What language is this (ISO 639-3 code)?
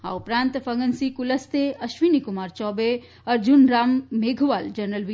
guj